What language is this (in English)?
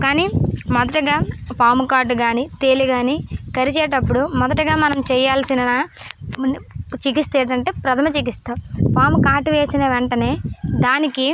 Telugu